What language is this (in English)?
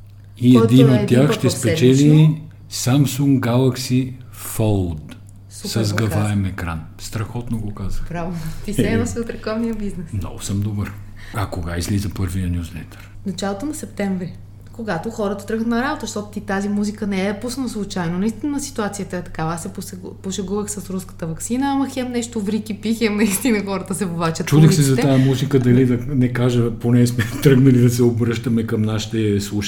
Bulgarian